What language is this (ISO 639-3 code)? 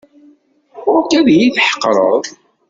kab